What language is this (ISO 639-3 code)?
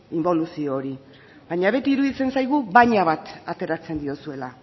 eus